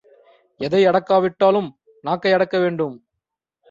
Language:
Tamil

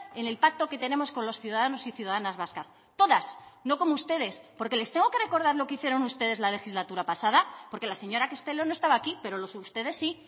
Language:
Spanish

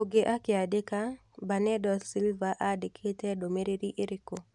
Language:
Kikuyu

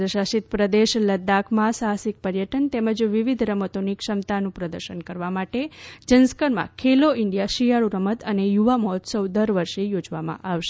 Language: Gujarati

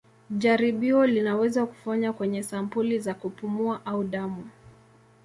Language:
Swahili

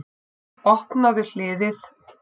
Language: Icelandic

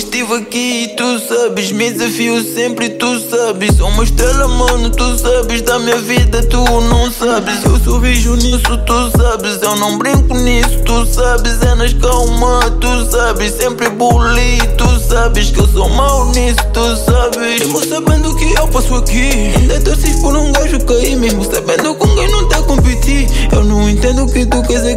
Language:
Romanian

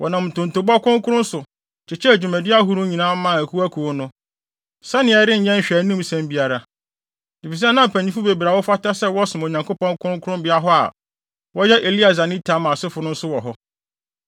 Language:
Akan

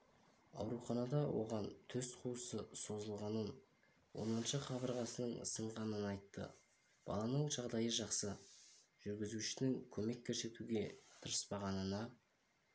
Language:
Kazakh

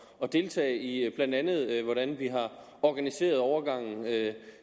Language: Danish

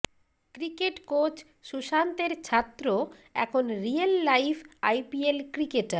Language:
Bangla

